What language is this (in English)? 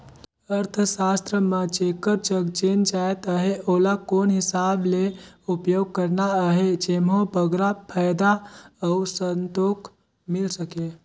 Chhattisgarhi